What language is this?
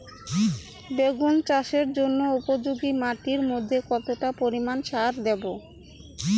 Bangla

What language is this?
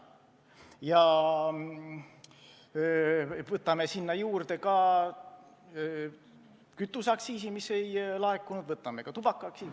Estonian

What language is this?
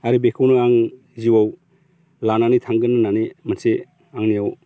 Bodo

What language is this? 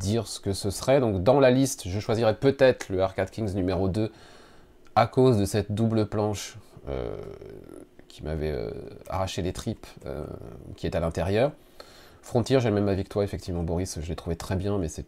French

